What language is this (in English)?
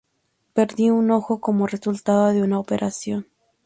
Spanish